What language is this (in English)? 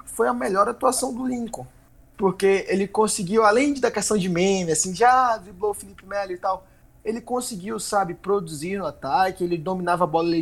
Portuguese